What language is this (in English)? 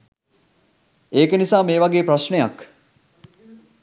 Sinhala